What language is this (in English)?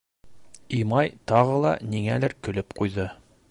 Bashkir